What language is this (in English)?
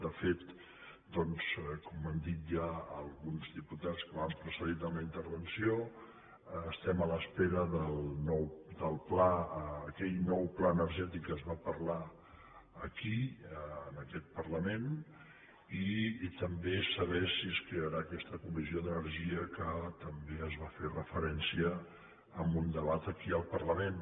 Catalan